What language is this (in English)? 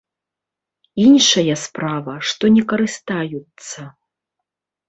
Belarusian